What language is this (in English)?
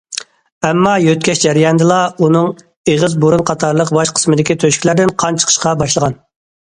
Uyghur